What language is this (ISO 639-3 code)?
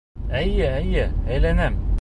bak